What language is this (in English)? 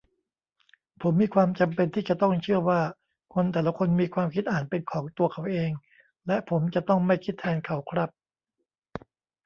Thai